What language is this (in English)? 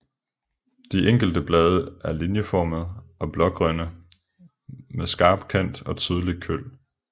Danish